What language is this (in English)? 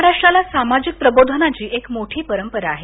Marathi